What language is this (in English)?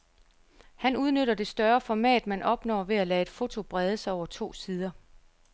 Danish